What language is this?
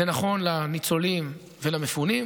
Hebrew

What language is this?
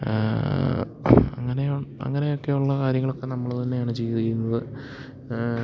Malayalam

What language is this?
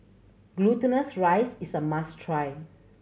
English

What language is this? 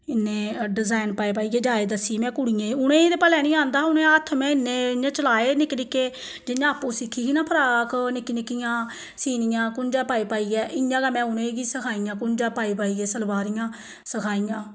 Dogri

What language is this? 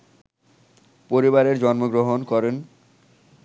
Bangla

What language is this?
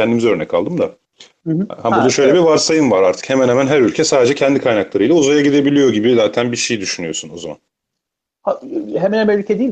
Turkish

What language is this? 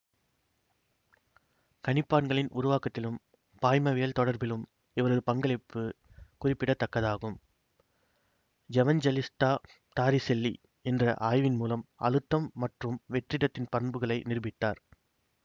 Tamil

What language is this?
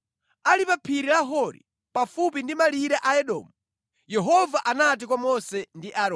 Nyanja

